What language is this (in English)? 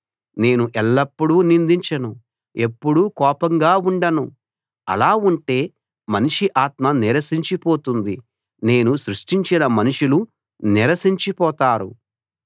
Telugu